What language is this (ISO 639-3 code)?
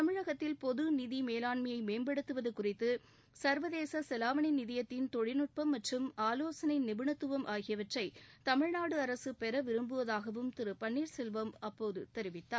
tam